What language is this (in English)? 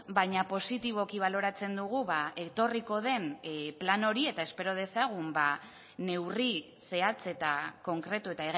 Basque